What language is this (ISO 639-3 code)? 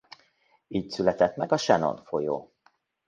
hun